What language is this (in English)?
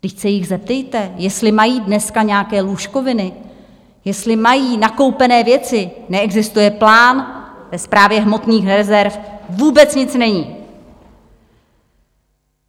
Czech